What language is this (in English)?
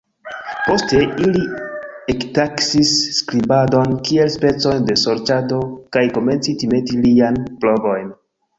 Esperanto